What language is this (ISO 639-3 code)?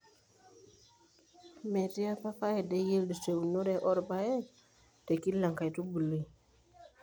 mas